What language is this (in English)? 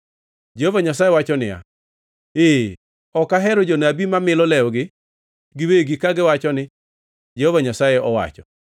Luo (Kenya and Tanzania)